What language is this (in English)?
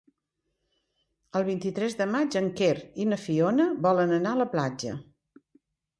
Catalan